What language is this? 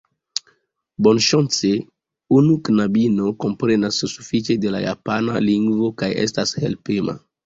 Esperanto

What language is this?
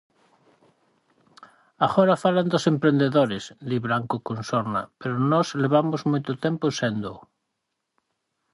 Galician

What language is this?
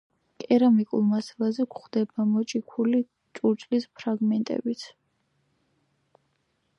Georgian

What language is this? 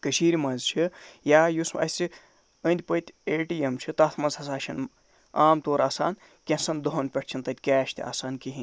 Kashmiri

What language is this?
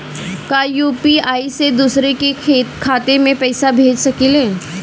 Bhojpuri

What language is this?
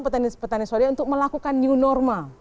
Indonesian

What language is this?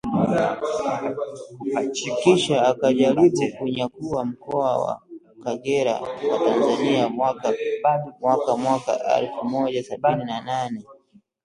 Swahili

